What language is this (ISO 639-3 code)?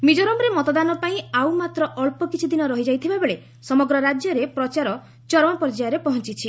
ori